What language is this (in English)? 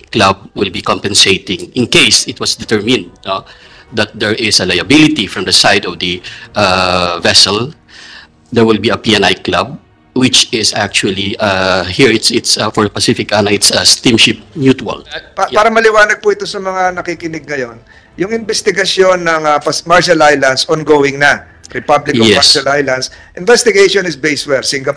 Filipino